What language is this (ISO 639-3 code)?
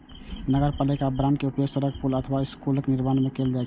mai